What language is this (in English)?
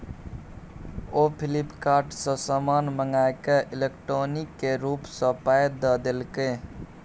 Maithili